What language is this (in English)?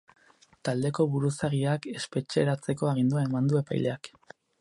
Basque